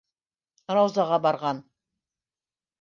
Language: Bashkir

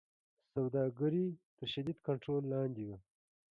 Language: Pashto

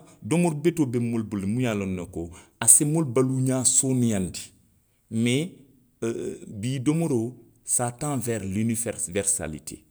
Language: Western Maninkakan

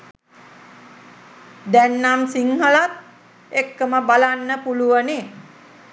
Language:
Sinhala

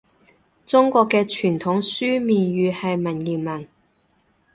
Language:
Cantonese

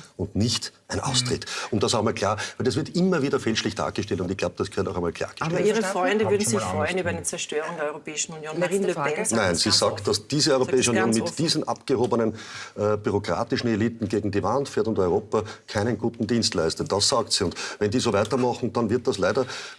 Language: German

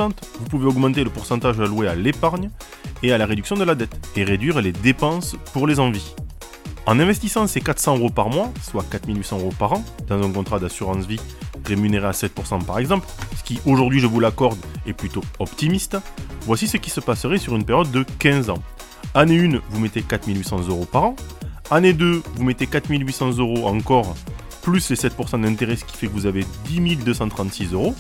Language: French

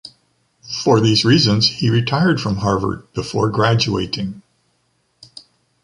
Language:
English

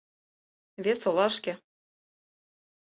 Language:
Mari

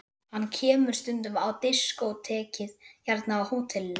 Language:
Icelandic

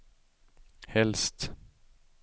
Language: Swedish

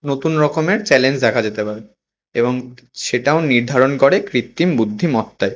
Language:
Bangla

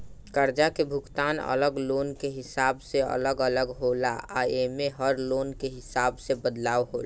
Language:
Bhojpuri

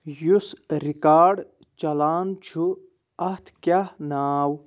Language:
Kashmiri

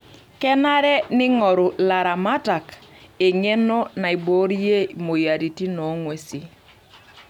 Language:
Masai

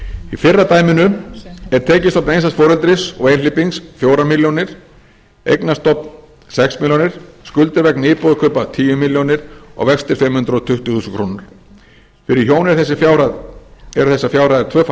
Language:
Icelandic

